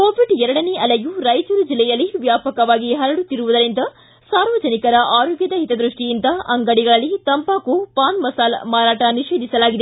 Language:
Kannada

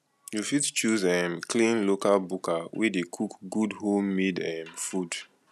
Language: Nigerian Pidgin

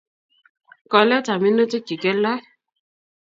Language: Kalenjin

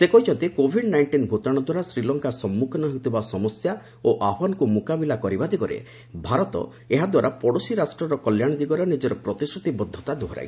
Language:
Odia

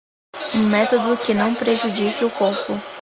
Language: Portuguese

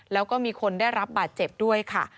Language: Thai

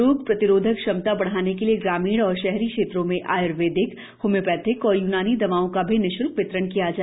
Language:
Hindi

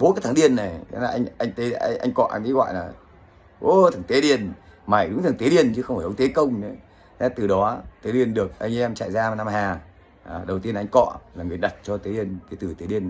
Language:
Vietnamese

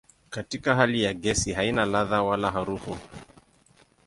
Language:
Swahili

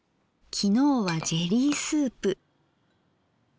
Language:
Japanese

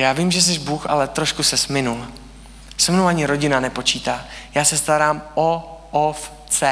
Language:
Czech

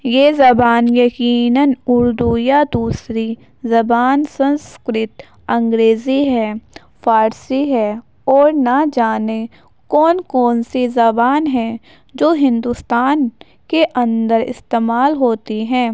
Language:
Urdu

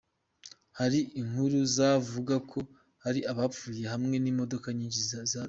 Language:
Kinyarwanda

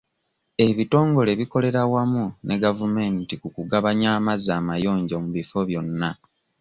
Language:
Ganda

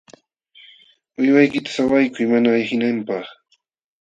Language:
Jauja Wanca Quechua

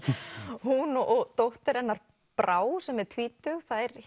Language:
Icelandic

